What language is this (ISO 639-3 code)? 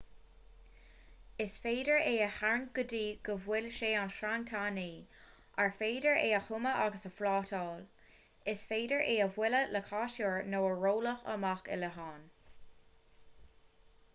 gle